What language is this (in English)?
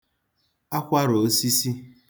Igbo